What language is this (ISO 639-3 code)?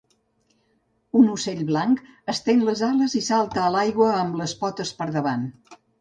cat